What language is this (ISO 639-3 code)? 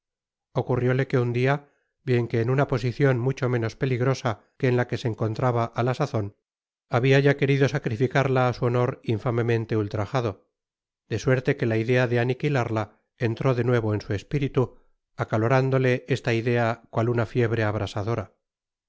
spa